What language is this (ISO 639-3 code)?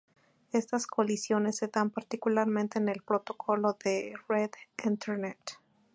spa